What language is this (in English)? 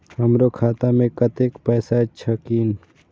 Maithili